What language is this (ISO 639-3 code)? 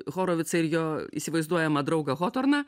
lit